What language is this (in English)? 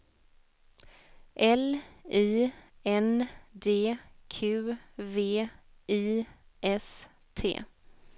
Swedish